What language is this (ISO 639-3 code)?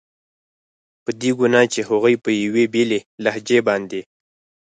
pus